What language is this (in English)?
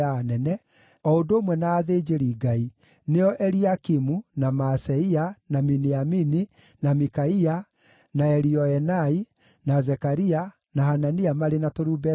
Kikuyu